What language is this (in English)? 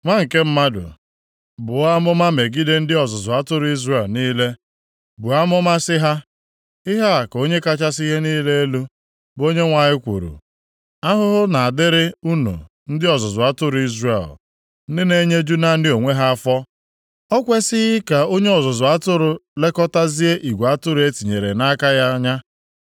Igbo